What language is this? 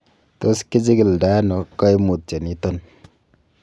Kalenjin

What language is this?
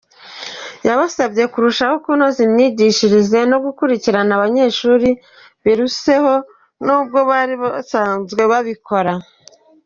Kinyarwanda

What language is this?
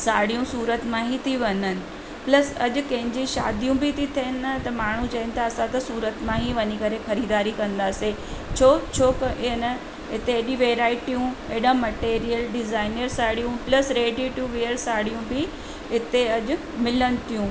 Sindhi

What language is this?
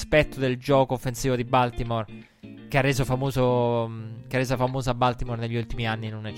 Italian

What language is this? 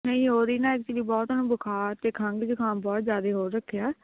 Punjabi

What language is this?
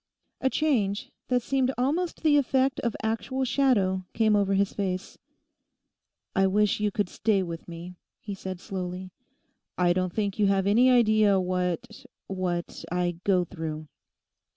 English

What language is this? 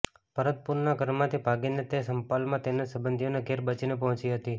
Gujarati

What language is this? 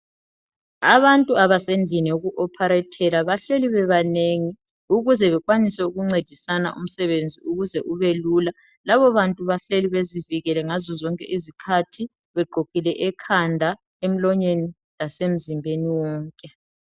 North Ndebele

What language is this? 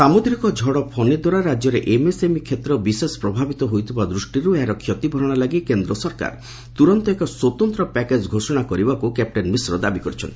Odia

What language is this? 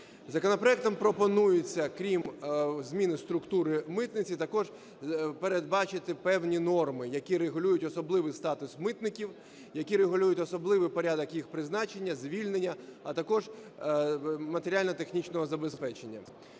Ukrainian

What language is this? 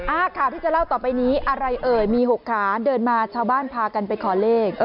Thai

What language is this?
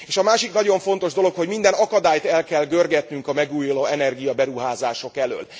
Hungarian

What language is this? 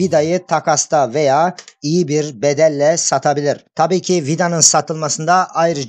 Turkish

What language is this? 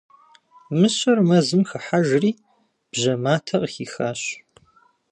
Kabardian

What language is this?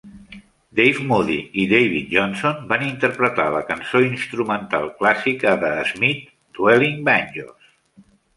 Catalan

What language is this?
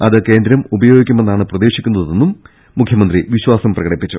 Malayalam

